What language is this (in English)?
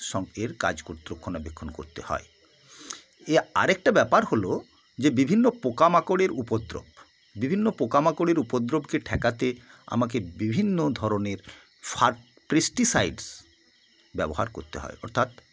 Bangla